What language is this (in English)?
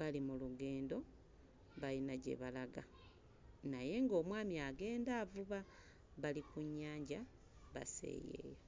Ganda